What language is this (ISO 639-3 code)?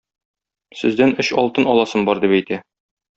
tat